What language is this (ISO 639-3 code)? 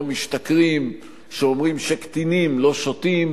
heb